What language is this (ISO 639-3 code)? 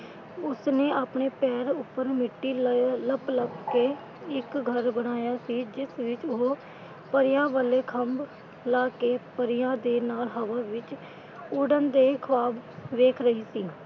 pan